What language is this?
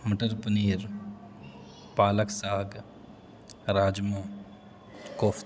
Urdu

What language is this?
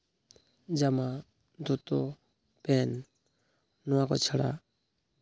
Santali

